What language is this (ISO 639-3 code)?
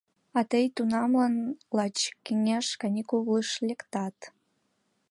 chm